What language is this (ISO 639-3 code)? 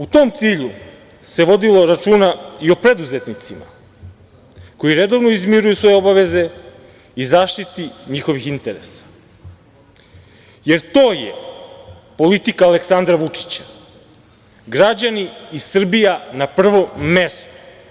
srp